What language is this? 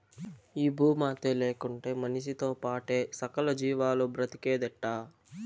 Telugu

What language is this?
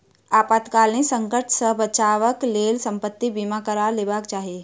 Maithili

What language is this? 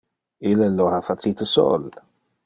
Interlingua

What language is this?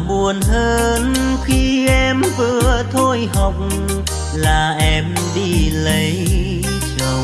Vietnamese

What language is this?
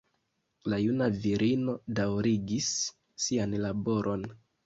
Esperanto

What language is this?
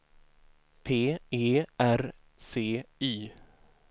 Swedish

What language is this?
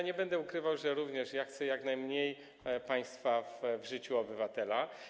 Polish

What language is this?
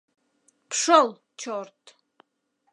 Mari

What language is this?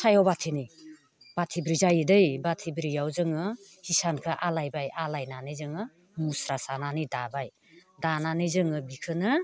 Bodo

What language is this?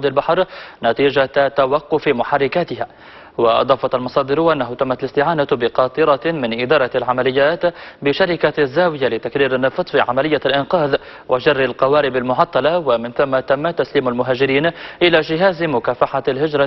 Arabic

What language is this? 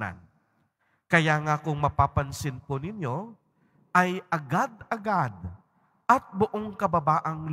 Filipino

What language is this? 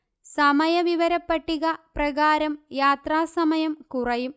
Malayalam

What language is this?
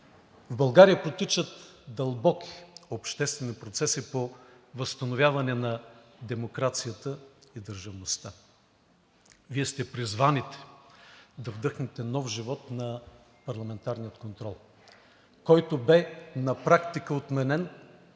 Bulgarian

